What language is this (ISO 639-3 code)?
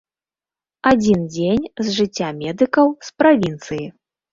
bel